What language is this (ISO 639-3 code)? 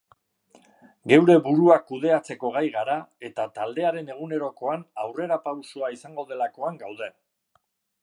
eus